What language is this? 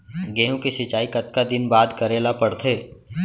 Chhattisgarhi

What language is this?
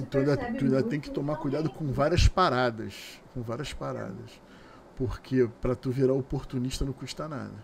Portuguese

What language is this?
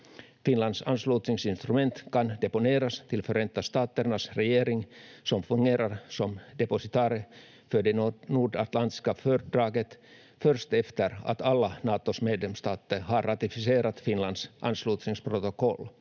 Finnish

